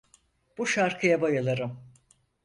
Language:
Turkish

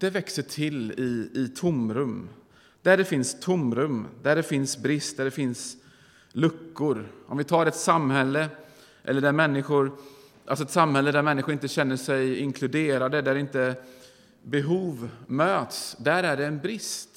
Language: Swedish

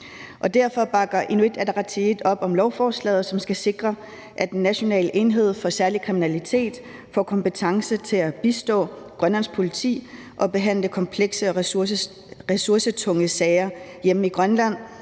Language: Danish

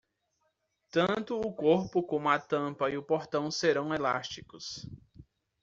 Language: Portuguese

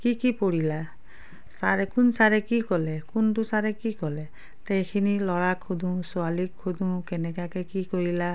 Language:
Assamese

